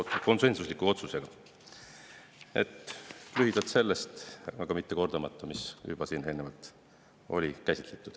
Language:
Estonian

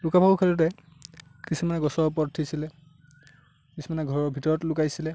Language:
Assamese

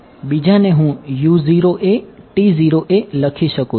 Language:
Gujarati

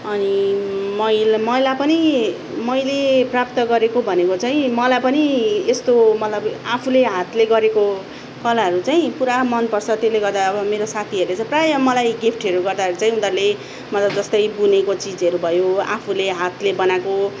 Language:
Nepali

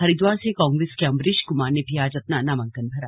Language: Hindi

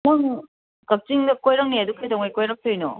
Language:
Manipuri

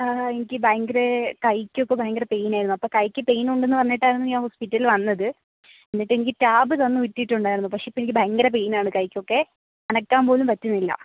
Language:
Malayalam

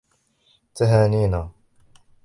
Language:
Arabic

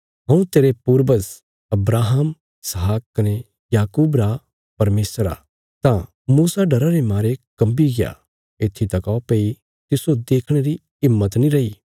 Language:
Bilaspuri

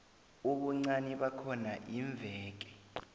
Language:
South Ndebele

